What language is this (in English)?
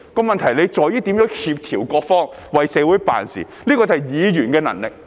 Cantonese